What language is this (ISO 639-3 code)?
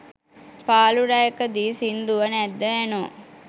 sin